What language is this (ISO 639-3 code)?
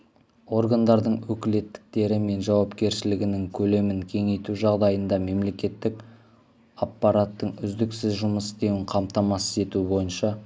kaz